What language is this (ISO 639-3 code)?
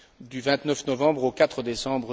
fra